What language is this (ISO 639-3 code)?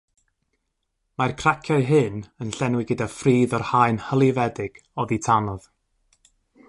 cym